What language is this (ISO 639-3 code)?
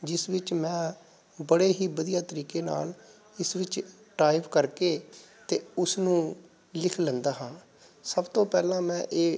pan